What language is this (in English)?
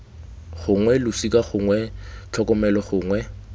Tswana